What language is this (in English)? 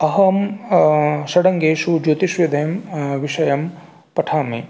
Sanskrit